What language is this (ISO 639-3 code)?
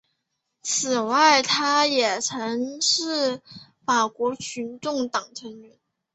zho